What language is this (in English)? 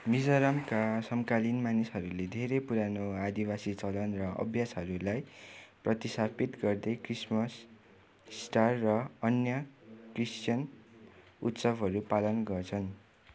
Nepali